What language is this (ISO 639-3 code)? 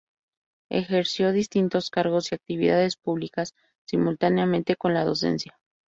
spa